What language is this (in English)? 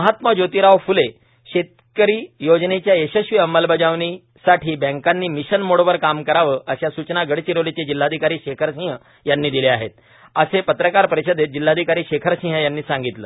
Marathi